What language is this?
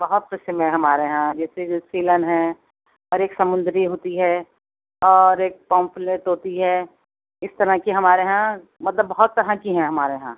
Urdu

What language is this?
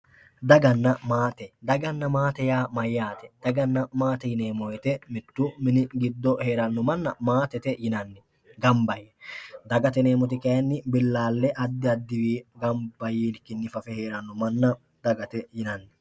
Sidamo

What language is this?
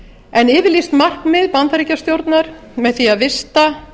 Icelandic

